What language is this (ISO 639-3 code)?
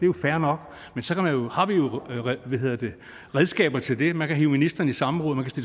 dan